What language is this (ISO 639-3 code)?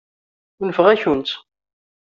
kab